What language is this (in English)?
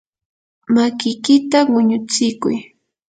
Yanahuanca Pasco Quechua